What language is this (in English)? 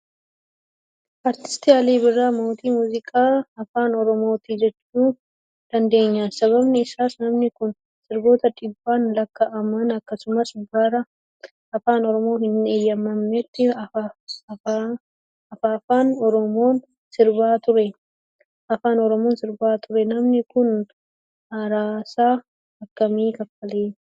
Oromo